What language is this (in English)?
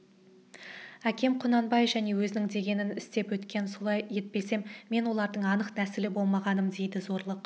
Kazakh